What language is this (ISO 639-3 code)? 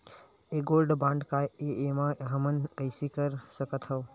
hne